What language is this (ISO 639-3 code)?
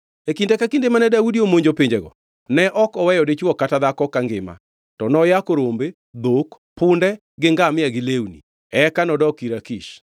luo